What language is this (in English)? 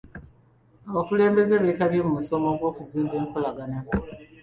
Ganda